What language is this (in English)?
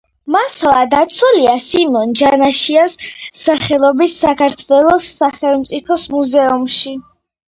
Georgian